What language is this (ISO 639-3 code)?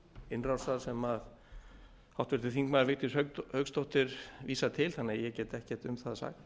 isl